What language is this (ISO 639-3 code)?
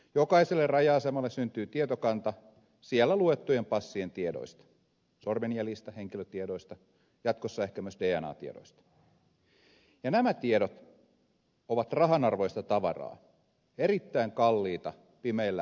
fin